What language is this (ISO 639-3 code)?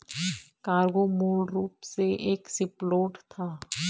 hin